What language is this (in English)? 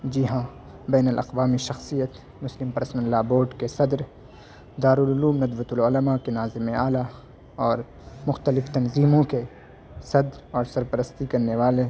Urdu